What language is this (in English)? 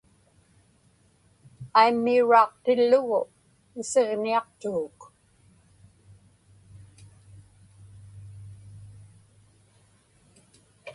Inupiaq